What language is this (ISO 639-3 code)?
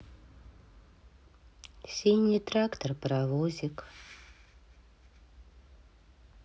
rus